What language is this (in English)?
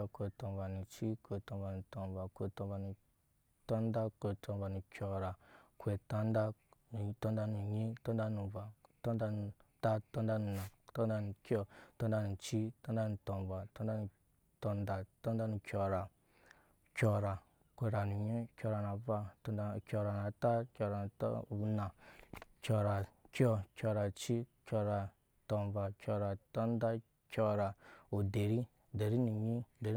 Nyankpa